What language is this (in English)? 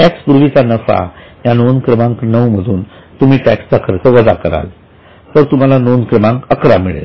Marathi